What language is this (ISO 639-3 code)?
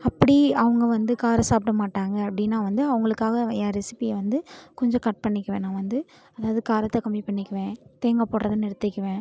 tam